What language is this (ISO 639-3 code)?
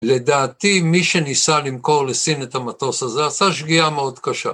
heb